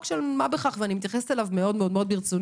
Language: Hebrew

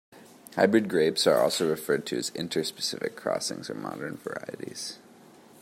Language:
English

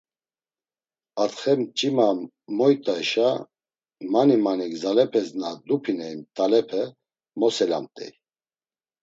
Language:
Laz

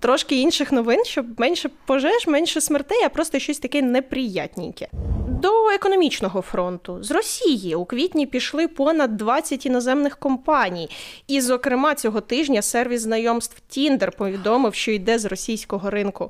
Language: Ukrainian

